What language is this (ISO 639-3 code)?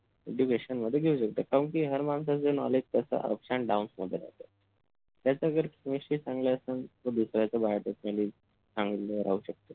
mar